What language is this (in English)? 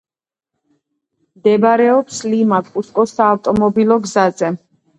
Georgian